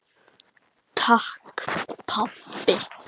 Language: Icelandic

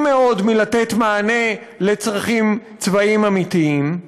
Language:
Hebrew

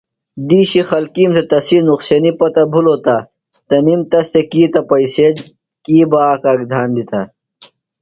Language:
Phalura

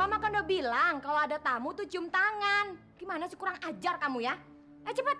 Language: Indonesian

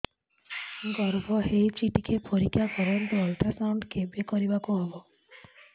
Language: Odia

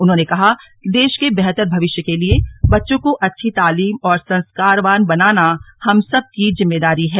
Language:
Hindi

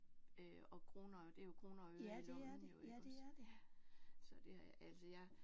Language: Danish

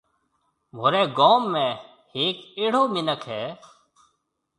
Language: Marwari (Pakistan)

